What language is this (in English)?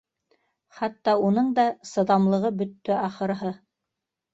Bashkir